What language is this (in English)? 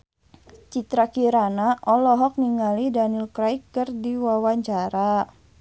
Sundanese